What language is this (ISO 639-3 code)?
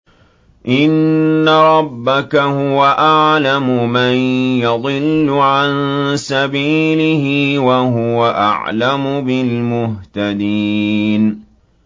ara